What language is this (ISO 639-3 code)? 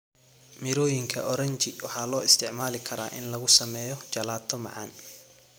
som